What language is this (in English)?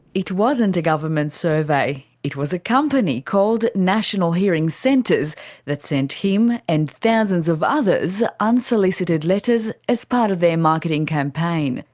English